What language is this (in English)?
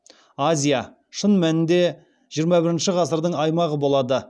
Kazakh